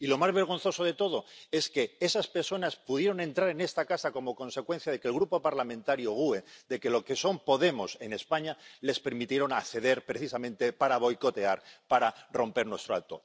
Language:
Spanish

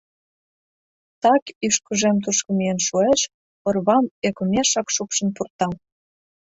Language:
Mari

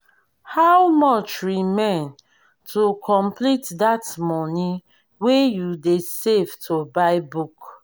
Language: Nigerian Pidgin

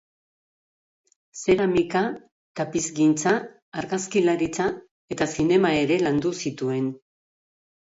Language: Basque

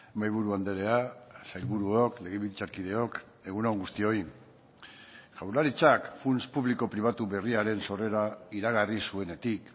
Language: Basque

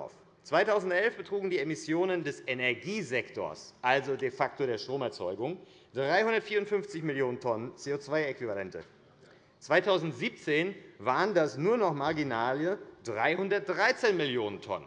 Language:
German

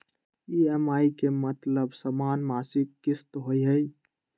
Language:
Magahi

